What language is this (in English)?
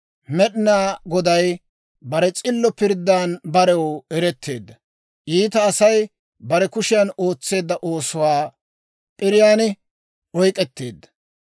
Dawro